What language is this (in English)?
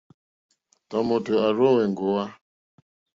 Mokpwe